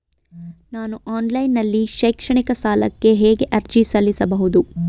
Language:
Kannada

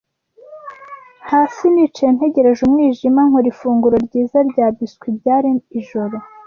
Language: Kinyarwanda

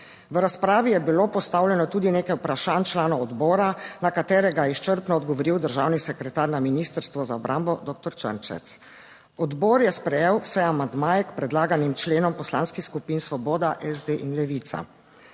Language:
Slovenian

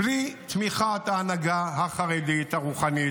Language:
Hebrew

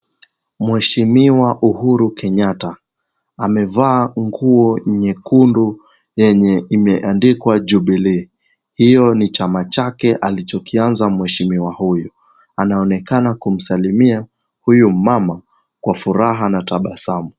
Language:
Swahili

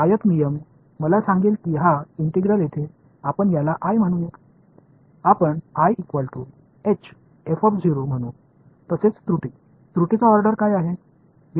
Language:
Marathi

